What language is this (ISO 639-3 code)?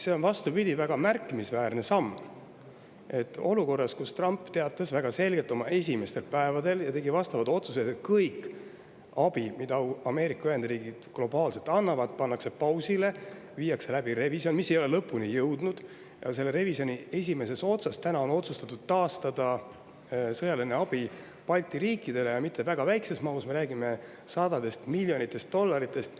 est